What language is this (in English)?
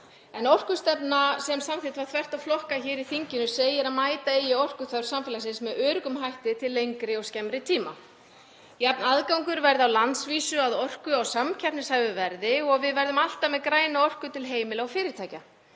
Icelandic